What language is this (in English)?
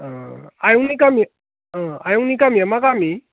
Bodo